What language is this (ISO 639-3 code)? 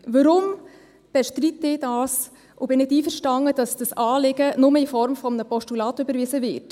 gsw